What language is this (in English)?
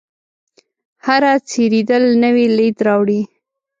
Pashto